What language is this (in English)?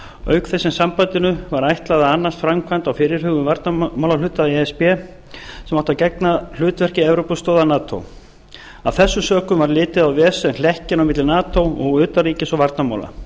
Icelandic